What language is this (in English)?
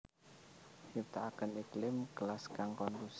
Javanese